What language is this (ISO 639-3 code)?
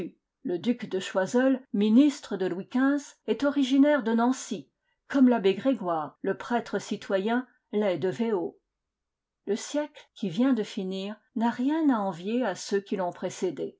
fra